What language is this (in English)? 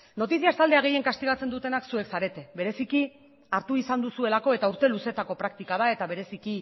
Basque